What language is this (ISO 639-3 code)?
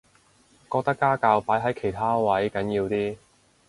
yue